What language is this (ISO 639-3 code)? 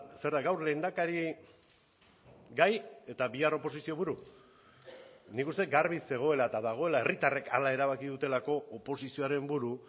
eus